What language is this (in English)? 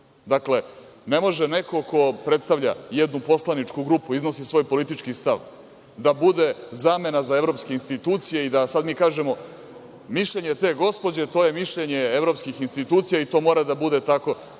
Serbian